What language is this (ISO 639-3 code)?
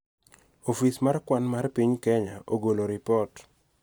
luo